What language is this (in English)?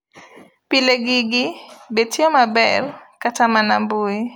Luo (Kenya and Tanzania)